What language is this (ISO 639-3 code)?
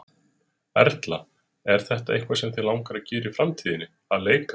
isl